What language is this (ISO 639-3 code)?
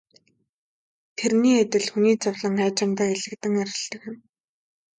mon